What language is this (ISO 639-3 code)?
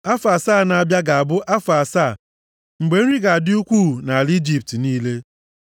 ibo